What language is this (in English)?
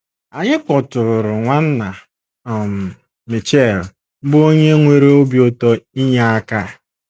Igbo